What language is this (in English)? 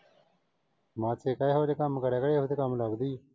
Punjabi